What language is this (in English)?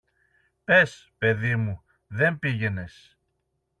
Greek